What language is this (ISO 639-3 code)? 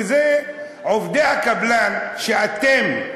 heb